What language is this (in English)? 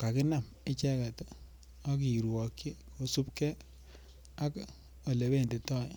Kalenjin